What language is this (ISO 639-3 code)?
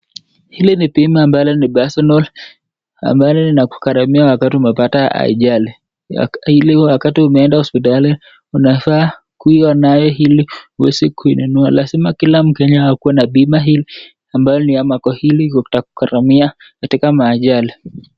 swa